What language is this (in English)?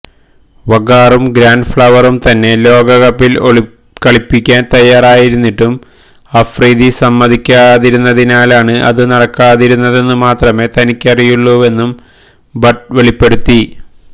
Malayalam